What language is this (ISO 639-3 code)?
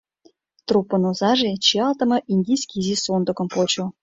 chm